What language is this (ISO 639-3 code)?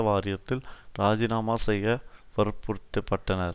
tam